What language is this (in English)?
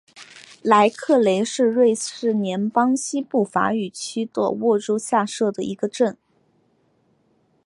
Chinese